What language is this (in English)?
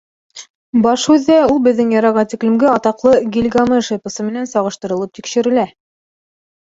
Bashkir